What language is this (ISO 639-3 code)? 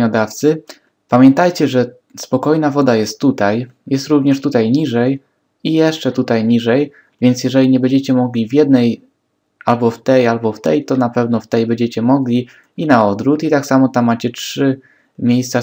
pol